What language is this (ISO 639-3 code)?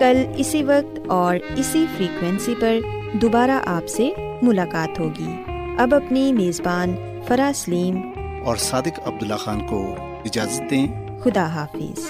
urd